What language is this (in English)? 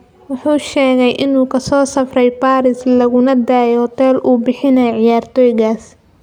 Somali